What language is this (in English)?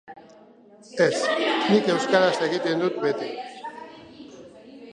Basque